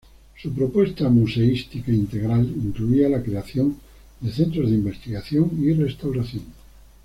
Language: Spanish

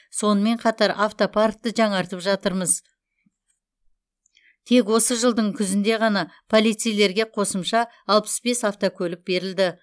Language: Kazakh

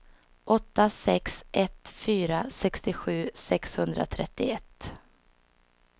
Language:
Swedish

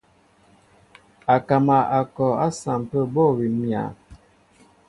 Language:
Mbo (Cameroon)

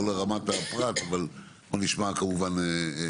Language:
Hebrew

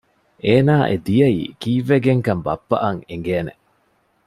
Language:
Divehi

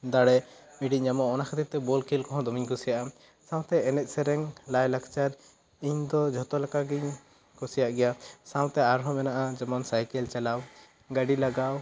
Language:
Santali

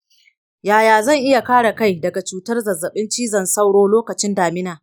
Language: Hausa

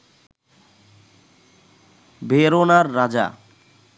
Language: Bangla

